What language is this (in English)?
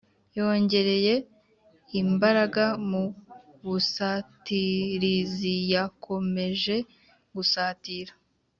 Kinyarwanda